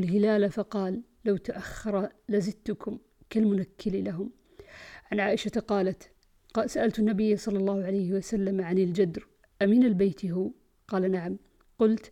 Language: Arabic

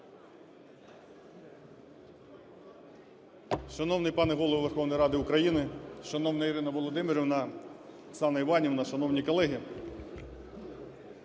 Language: Ukrainian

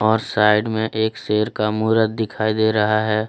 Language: Hindi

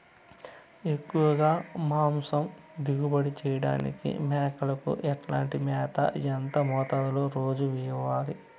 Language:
Telugu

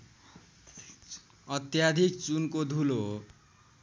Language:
Nepali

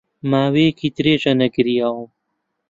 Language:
Central Kurdish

